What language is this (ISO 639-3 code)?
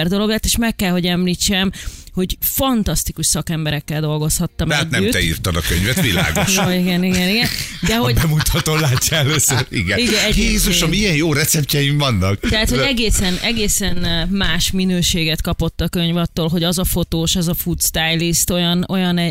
hun